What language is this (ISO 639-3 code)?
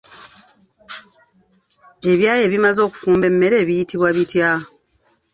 lug